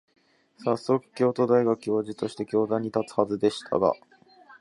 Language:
Japanese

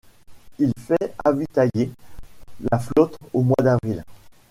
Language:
French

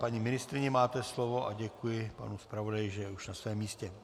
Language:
Czech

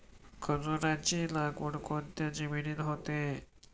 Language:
Marathi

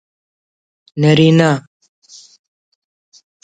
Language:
Brahui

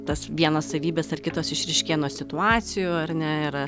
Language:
Lithuanian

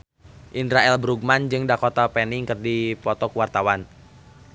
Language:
Sundanese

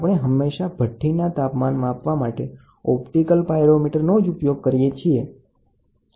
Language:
Gujarati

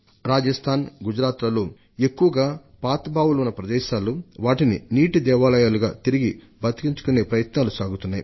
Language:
Telugu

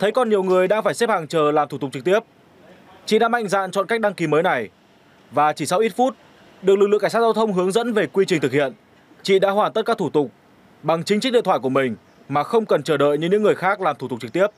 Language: Vietnamese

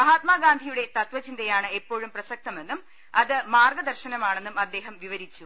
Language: Malayalam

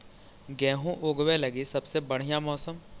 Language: Magahi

